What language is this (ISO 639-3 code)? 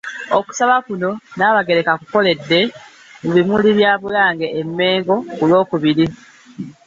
lug